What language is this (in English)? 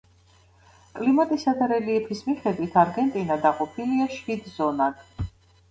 Georgian